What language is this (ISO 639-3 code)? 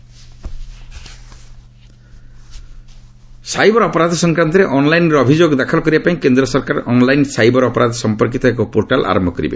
ori